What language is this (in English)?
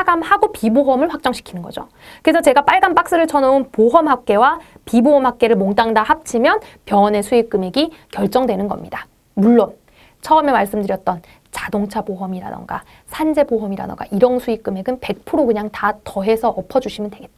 Korean